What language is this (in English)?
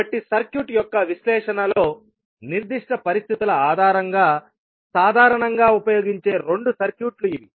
Telugu